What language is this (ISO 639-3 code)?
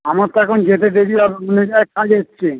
ben